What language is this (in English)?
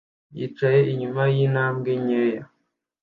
Kinyarwanda